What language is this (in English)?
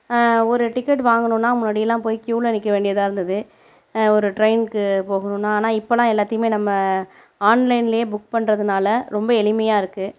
Tamil